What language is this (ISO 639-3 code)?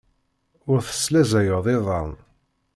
kab